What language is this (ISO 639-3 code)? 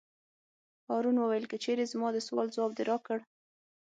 pus